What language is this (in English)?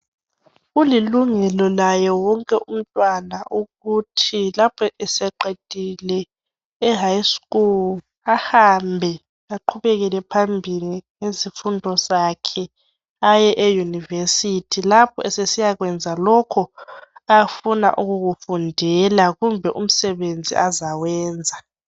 North Ndebele